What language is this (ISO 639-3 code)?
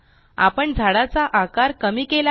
mar